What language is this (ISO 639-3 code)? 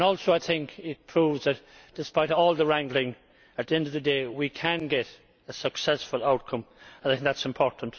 eng